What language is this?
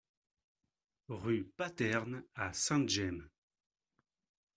French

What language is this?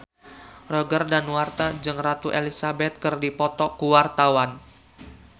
Sundanese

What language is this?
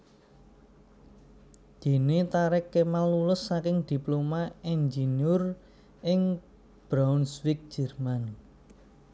Javanese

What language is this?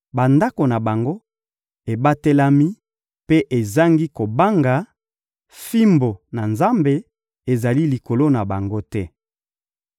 Lingala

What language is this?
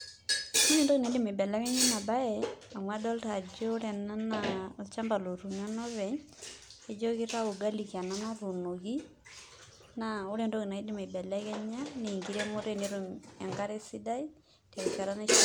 Masai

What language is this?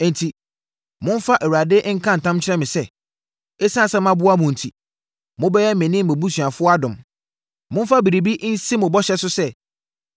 Akan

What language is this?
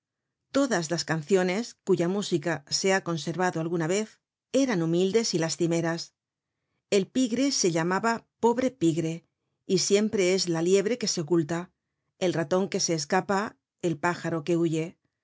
Spanish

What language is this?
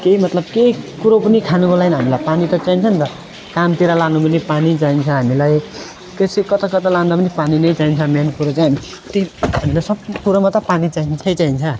Nepali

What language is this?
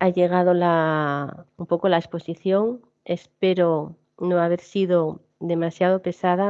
Spanish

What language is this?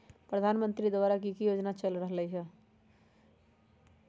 Magahi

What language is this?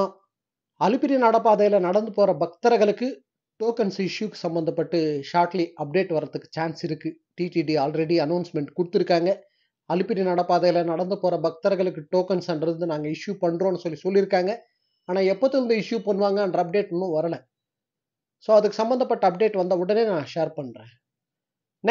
Tamil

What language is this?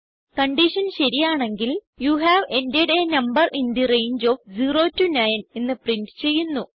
Malayalam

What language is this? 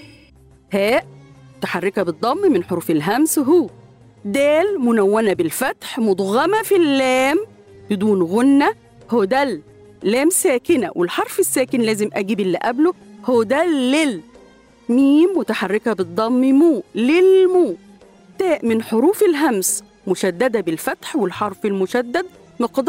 Arabic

